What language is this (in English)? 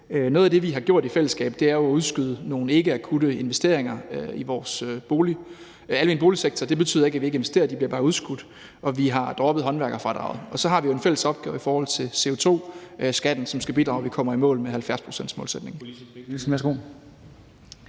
Danish